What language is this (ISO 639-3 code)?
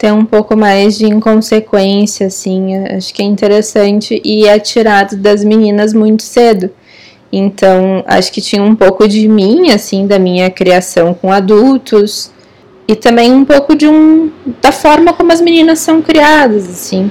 por